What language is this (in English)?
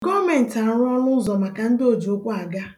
Igbo